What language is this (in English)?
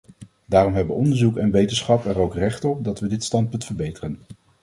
Dutch